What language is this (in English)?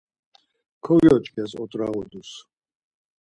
Laz